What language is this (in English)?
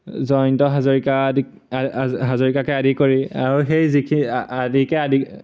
Assamese